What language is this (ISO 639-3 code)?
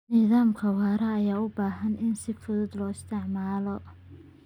som